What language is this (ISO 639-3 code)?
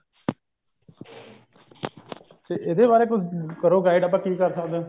pan